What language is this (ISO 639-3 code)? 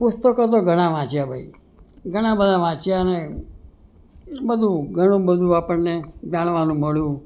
guj